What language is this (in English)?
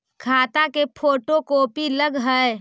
Magahi